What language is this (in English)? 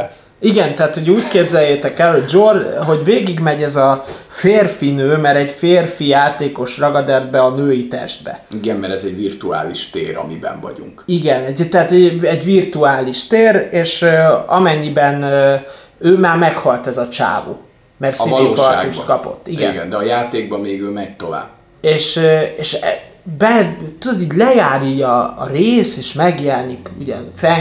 Hungarian